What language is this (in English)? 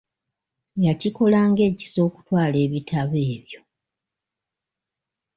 Ganda